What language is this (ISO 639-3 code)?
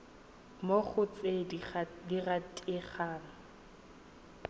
tsn